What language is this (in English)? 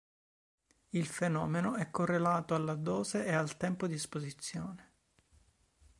Italian